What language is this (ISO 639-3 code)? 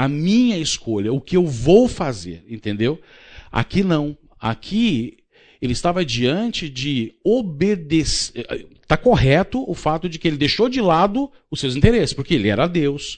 por